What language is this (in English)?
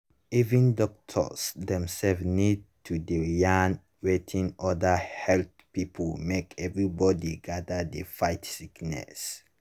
Nigerian Pidgin